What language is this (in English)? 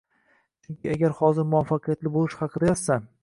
Uzbek